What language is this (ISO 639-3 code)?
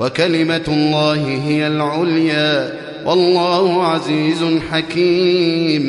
ara